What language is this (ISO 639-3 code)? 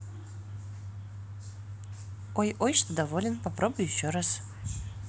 rus